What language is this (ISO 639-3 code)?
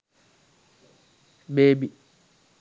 sin